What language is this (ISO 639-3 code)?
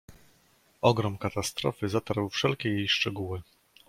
pol